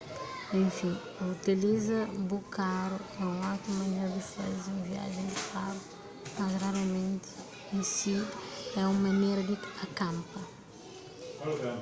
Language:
Kabuverdianu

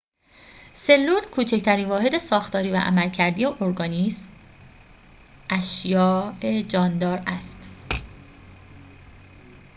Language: Persian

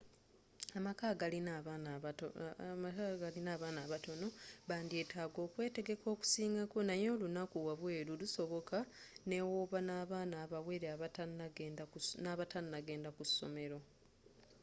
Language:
Ganda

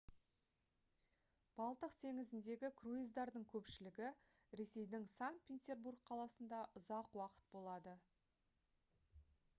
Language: Kazakh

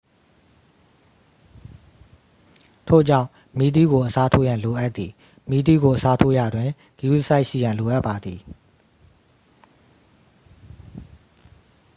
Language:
Burmese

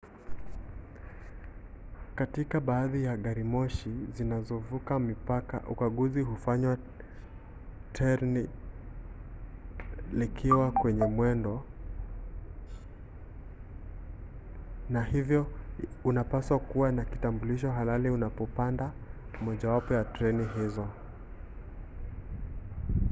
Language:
Swahili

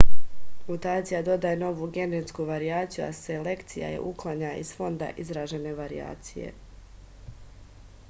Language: Serbian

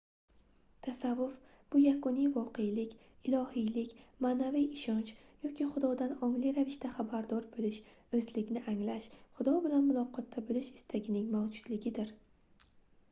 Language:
Uzbek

